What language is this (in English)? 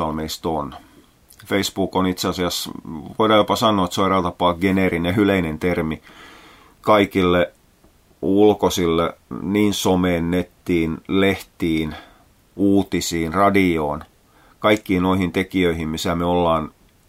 Finnish